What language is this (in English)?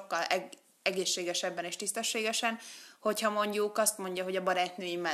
Hungarian